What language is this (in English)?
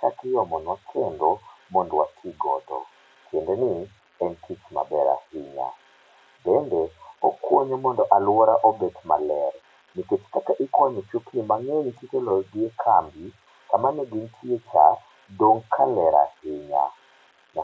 Luo (Kenya and Tanzania)